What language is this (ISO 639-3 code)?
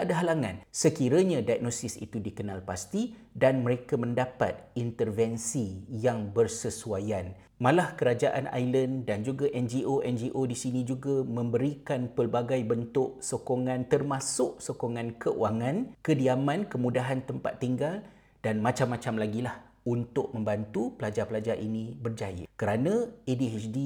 msa